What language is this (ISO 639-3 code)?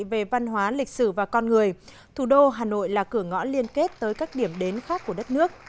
vie